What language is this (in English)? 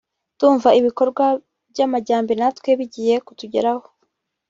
Kinyarwanda